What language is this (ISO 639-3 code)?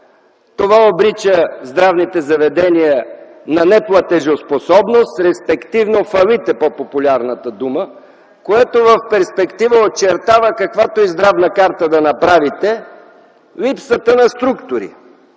bul